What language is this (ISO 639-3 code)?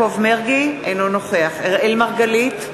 heb